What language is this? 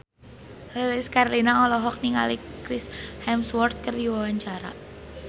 Sundanese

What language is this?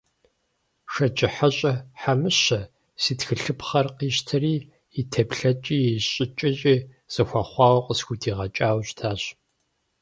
Kabardian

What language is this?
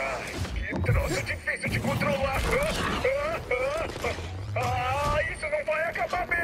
Portuguese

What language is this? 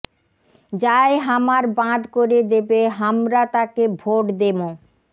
Bangla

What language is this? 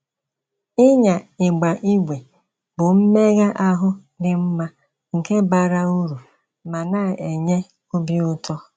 Igbo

